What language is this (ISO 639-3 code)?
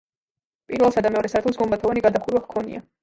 kat